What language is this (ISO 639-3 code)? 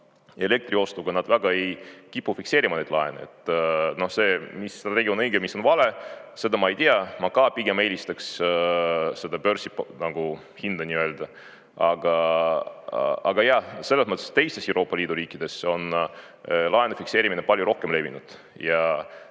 est